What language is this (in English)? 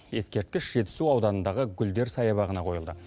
Kazakh